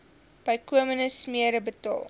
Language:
Afrikaans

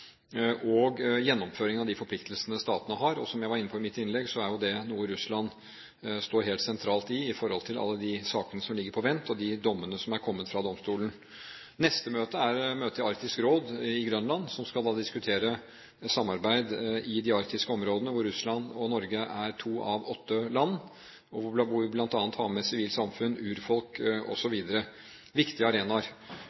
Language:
Norwegian Bokmål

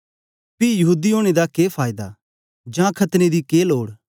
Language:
Dogri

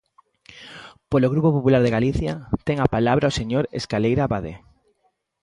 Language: Galician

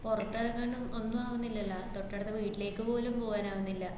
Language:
Malayalam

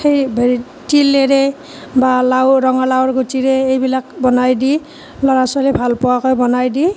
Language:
Assamese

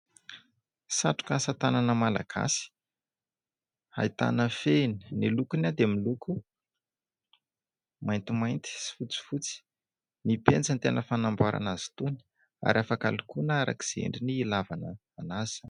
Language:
Malagasy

